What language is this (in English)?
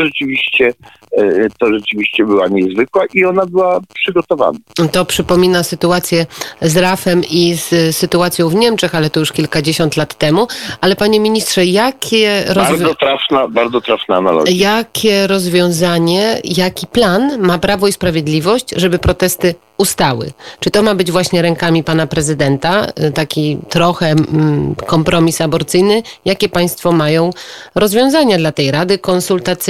Polish